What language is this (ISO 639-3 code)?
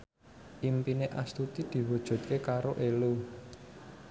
jav